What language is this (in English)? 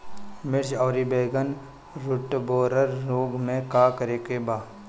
Bhojpuri